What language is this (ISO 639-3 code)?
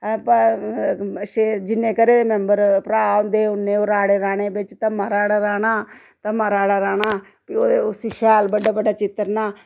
doi